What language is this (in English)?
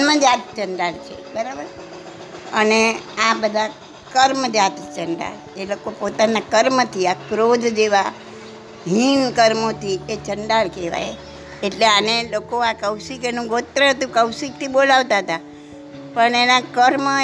Gujarati